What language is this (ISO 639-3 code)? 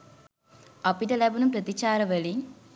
sin